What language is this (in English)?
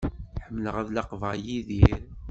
Kabyle